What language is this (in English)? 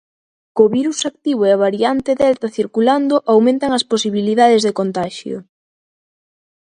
Galician